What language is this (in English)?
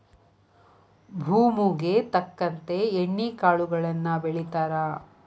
Kannada